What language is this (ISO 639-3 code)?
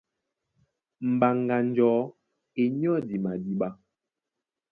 dua